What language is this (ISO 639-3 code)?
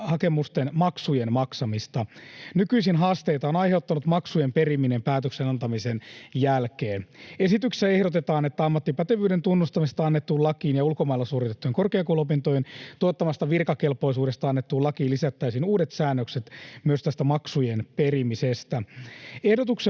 fin